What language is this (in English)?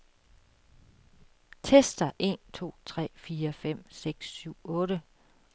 Danish